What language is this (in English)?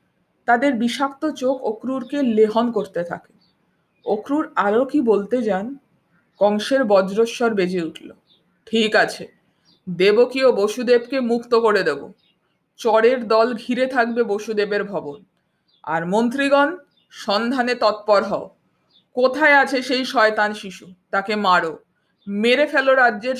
Bangla